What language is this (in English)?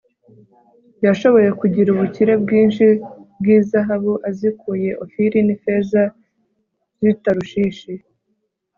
Kinyarwanda